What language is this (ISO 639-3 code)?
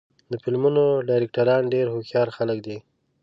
pus